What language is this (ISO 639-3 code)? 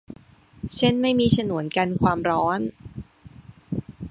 tha